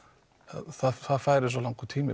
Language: Icelandic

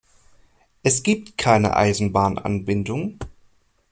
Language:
German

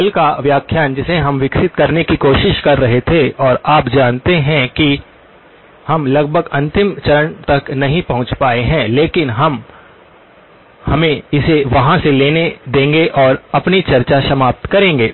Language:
Hindi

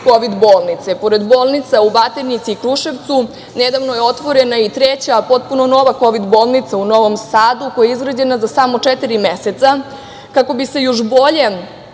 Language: Serbian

